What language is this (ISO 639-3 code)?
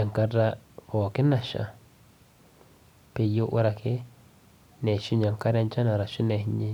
mas